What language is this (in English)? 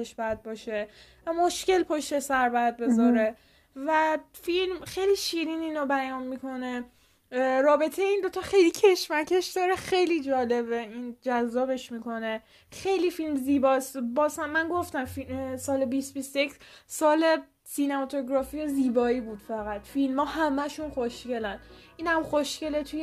Persian